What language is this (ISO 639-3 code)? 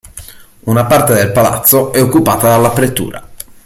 ita